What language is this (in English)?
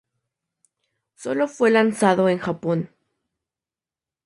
Spanish